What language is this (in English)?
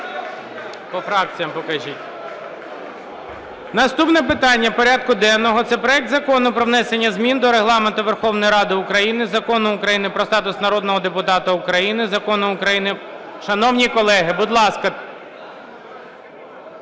Ukrainian